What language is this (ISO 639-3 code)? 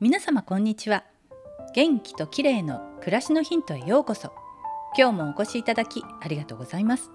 jpn